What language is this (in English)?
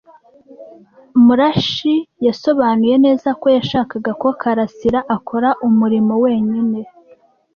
Kinyarwanda